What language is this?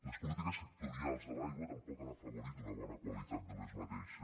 Catalan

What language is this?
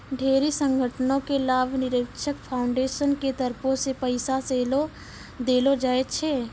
Maithili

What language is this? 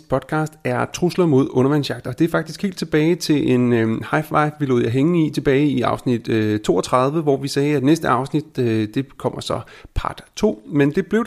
Danish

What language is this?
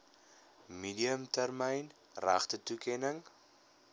Afrikaans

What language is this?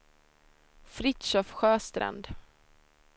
Swedish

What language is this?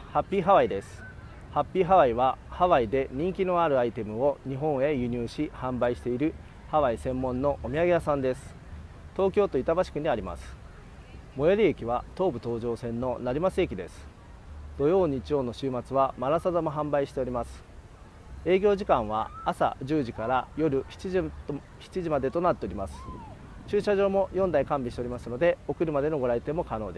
Japanese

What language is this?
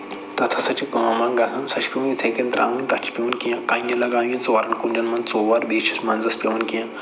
Kashmiri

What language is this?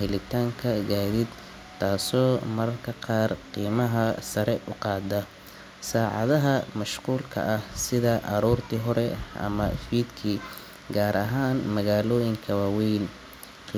Somali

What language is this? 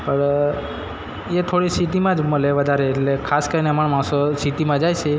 Gujarati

